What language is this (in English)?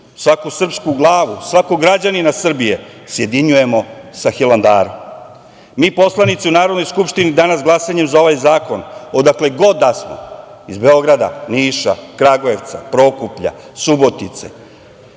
Serbian